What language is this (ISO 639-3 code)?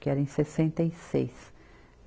por